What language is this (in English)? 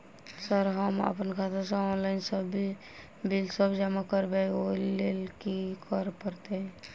Maithili